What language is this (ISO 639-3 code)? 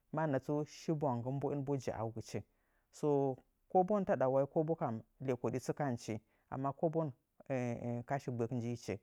nja